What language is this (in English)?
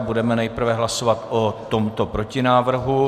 Czech